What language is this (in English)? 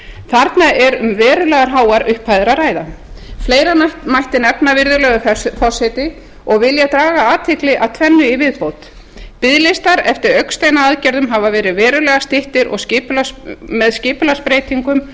Icelandic